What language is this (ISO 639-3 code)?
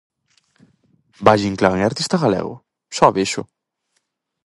glg